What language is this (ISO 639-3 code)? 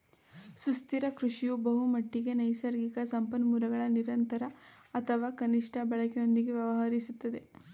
kan